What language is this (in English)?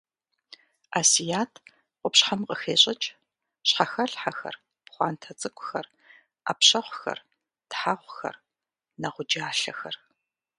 Kabardian